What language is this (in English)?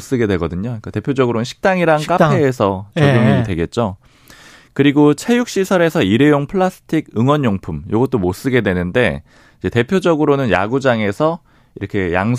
Korean